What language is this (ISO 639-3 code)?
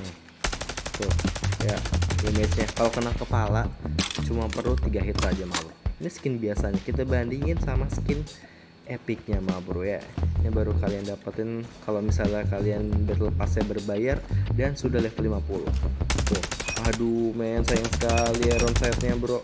ind